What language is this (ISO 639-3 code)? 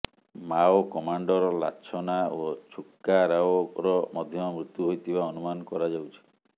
ori